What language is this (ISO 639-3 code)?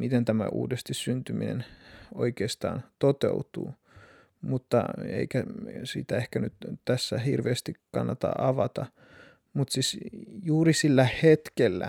fin